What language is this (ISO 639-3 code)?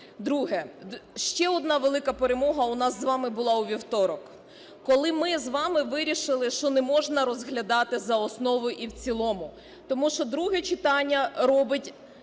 ukr